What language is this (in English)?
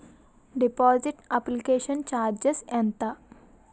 Telugu